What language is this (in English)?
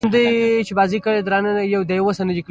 Pashto